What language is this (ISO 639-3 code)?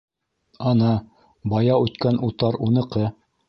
bak